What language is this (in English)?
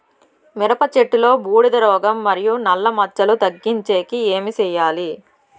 Telugu